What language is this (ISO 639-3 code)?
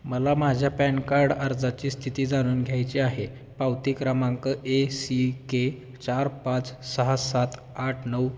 mar